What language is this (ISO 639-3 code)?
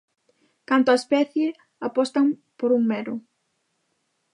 glg